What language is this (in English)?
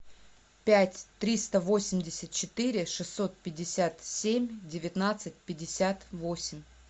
Russian